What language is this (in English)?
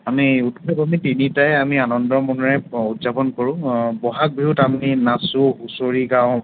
Assamese